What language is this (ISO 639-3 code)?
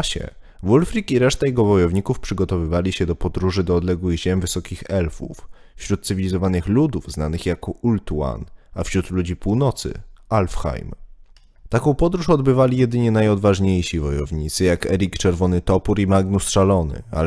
pol